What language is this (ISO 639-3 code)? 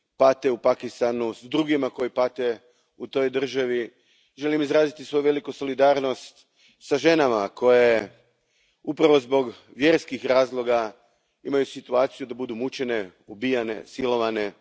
hrv